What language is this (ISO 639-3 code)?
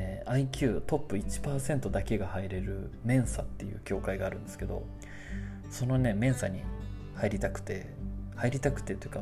jpn